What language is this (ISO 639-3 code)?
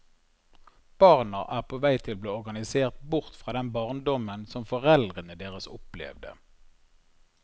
nor